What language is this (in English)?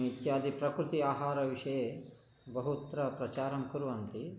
Sanskrit